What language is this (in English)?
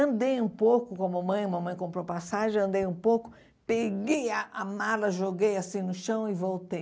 Portuguese